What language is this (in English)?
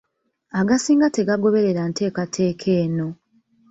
Ganda